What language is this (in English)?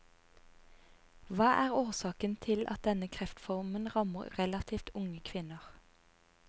Norwegian